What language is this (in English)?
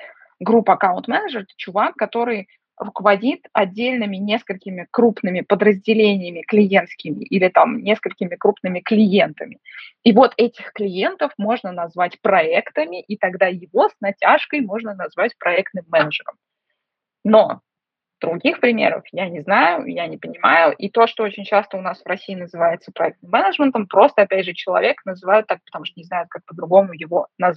Russian